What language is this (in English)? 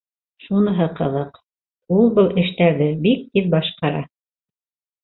Bashkir